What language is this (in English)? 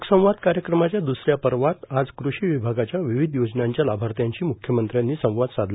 Marathi